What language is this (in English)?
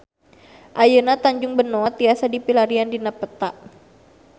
Sundanese